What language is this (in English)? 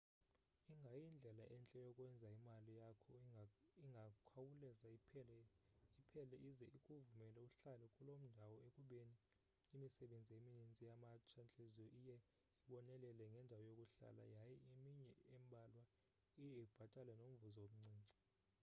Xhosa